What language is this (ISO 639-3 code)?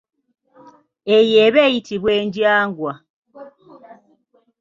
lug